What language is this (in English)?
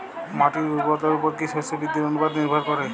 Bangla